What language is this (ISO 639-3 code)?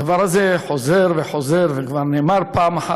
heb